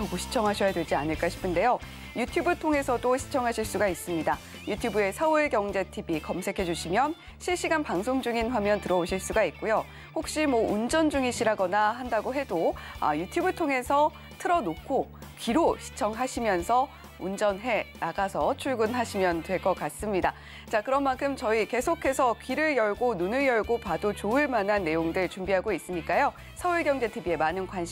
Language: Korean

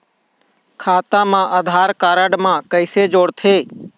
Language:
Chhattisgarhi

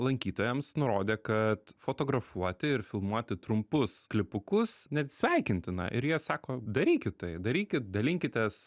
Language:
Lithuanian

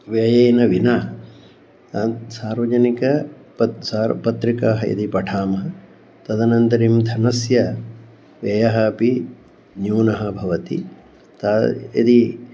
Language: Sanskrit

